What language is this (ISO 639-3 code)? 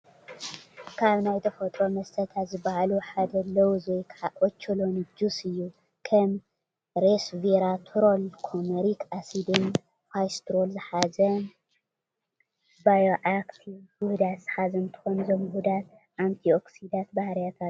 tir